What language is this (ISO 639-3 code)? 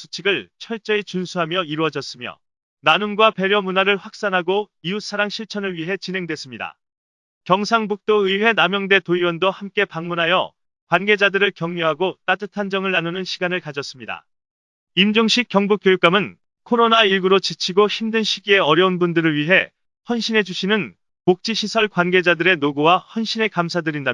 kor